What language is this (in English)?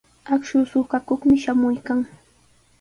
Sihuas Ancash Quechua